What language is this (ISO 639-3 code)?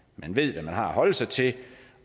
dan